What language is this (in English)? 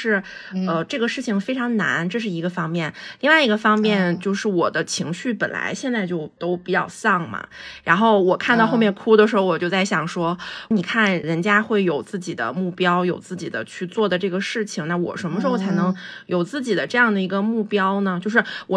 Chinese